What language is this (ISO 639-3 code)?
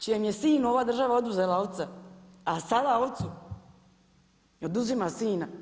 hrv